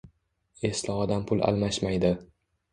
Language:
Uzbek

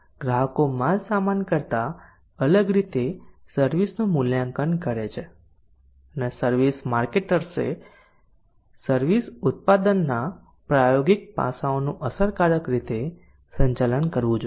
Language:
Gujarati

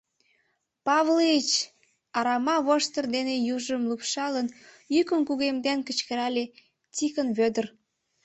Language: Mari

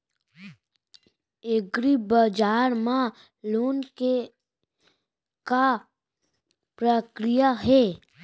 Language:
Chhattisgarhi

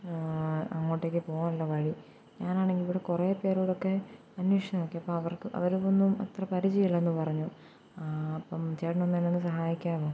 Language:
Malayalam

